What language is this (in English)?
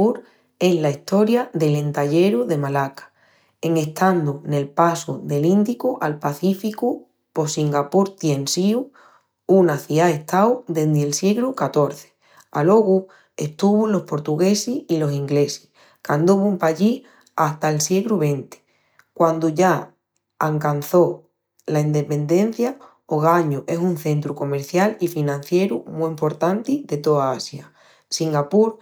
Extremaduran